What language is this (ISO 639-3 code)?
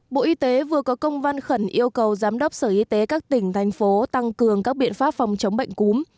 vie